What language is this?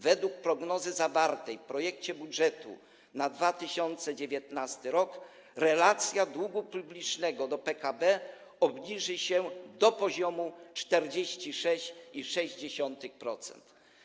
Polish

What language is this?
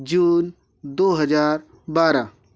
Hindi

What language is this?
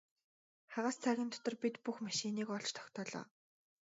Mongolian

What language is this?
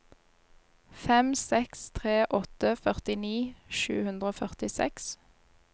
Norwegian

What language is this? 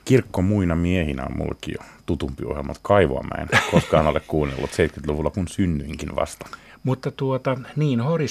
Finnish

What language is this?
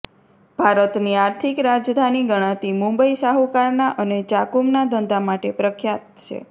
Gujarati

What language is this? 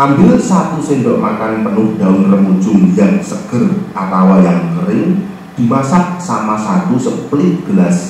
Indonesian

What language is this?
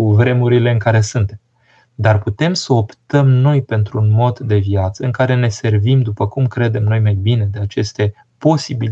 Romanian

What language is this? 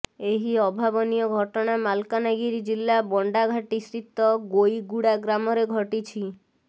Odia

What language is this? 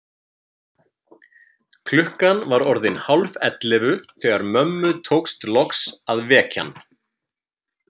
Icelandic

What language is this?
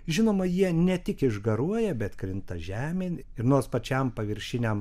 Lithuanian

